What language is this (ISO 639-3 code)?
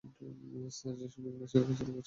ben